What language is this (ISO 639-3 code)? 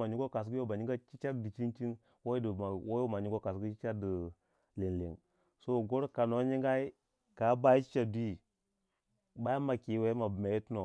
wja